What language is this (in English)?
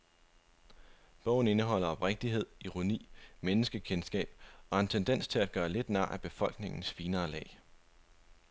Danish